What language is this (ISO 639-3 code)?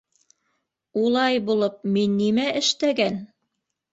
bak